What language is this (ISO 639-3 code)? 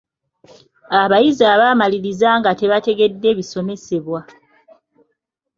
lug